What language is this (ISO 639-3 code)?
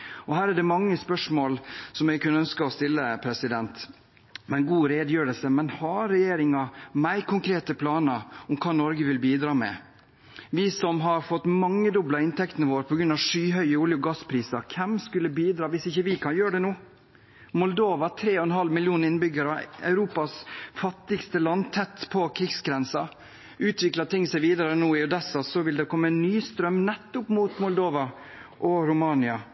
nob